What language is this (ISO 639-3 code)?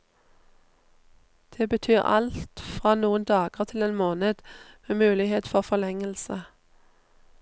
nor